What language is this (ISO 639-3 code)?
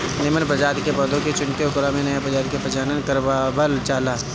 bho